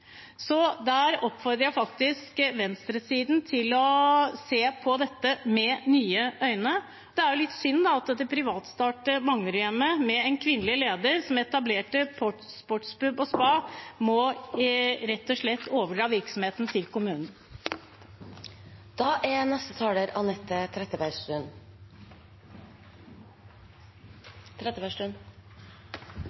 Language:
Norwegian Bokmål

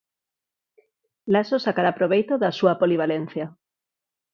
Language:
Galician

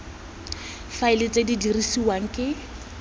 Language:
Tswana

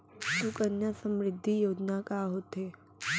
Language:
Chhattisgarhi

